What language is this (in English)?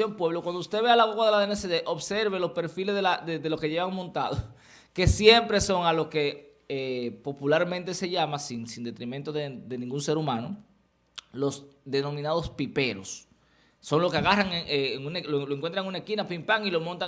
Spanish